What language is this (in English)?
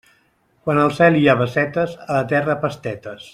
Catalan